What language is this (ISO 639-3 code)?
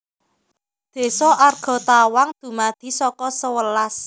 jav